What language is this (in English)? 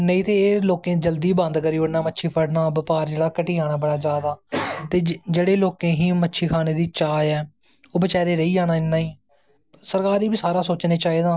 Dogri